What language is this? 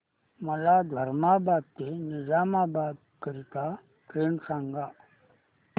Marathi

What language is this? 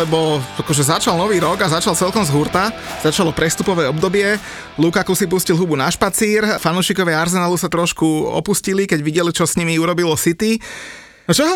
Slovak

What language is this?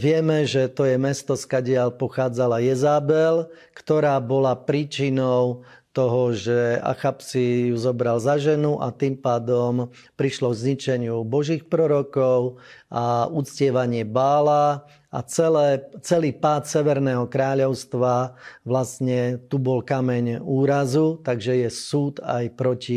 Slovak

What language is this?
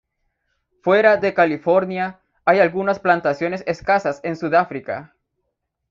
Spanish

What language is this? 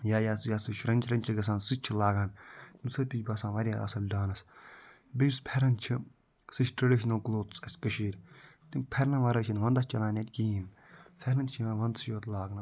Kashmiri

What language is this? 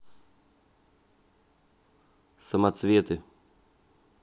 Russian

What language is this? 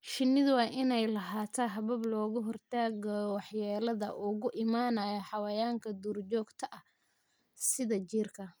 Somali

